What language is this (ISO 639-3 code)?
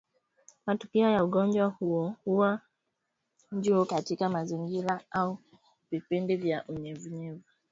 swa